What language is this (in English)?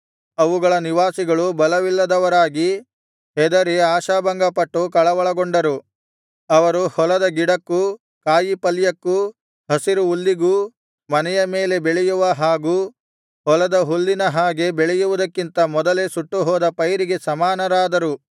Kannada